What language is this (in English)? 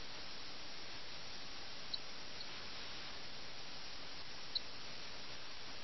Malayalam